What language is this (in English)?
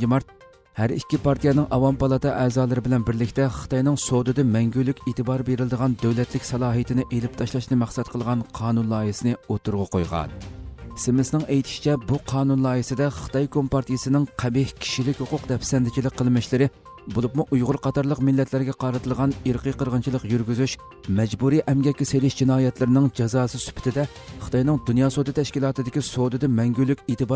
Turkish